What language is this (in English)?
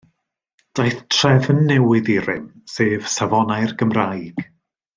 Welsh